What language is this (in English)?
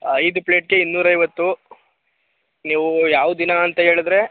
Kannada